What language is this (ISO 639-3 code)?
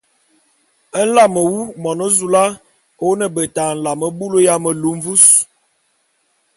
bum